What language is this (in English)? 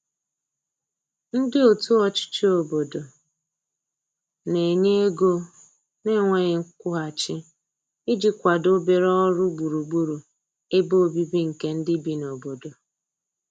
Igbo